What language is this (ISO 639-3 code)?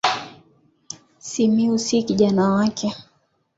swa